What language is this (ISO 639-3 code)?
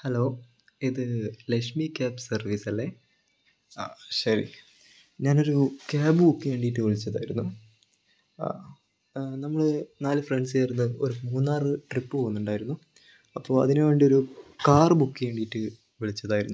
mal